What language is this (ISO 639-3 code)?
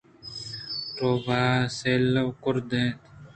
bgp